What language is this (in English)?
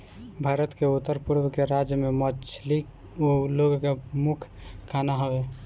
Bhojpuri